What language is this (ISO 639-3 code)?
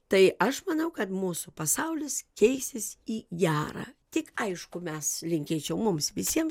lit